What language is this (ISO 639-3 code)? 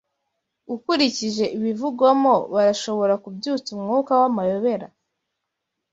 kin